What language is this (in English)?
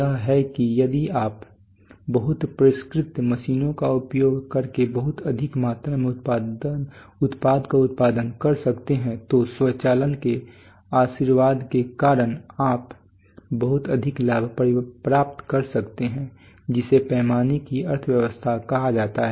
Hindi